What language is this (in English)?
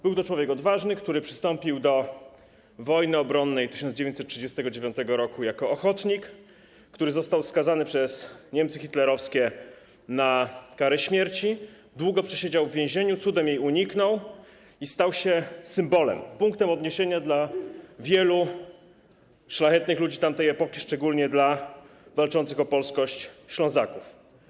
Polish